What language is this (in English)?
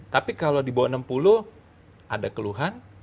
Indonesian